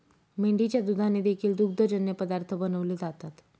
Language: Marathi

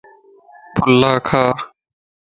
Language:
Lasi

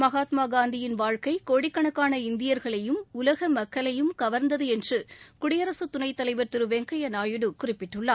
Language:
Tamil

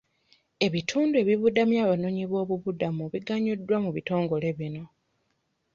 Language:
Ganda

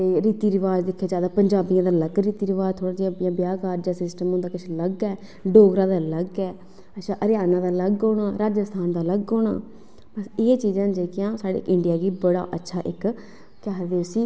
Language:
Dogri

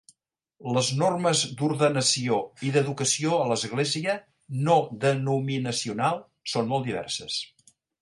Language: Catalan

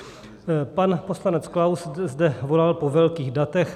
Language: Czech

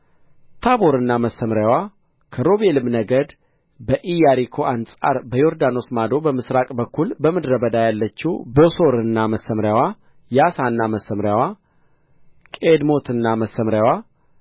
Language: Amharic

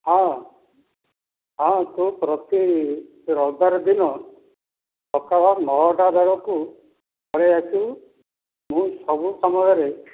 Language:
Odia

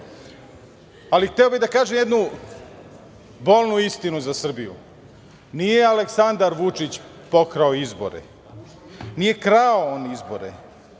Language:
Serbian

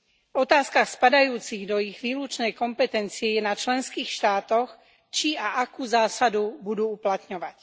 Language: Slovak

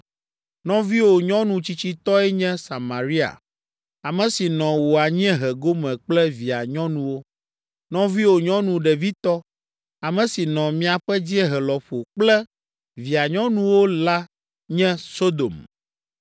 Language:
Ewe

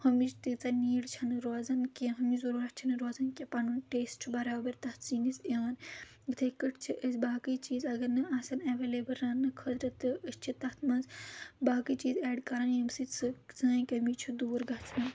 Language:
Kashmiri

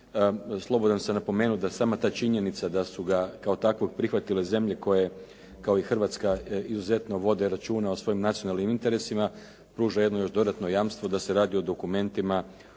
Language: Croatian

